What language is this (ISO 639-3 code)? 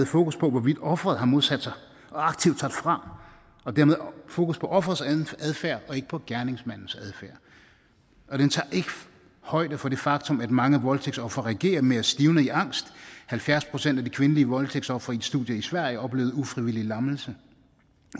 dan